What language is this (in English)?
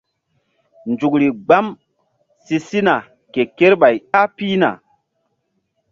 Mbum